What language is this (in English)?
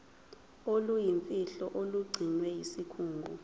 Zulu